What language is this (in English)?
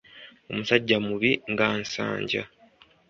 Ganda